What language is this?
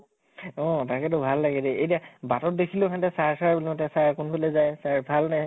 Assamese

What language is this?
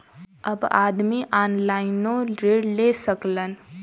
Bhojpuri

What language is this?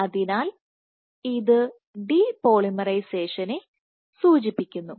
Malayalam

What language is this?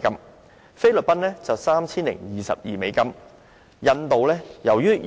Cantonese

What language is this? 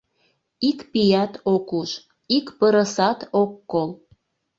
Mari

